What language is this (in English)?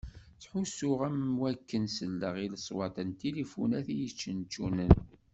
Kabyle